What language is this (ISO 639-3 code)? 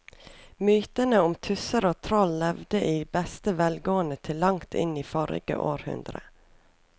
nor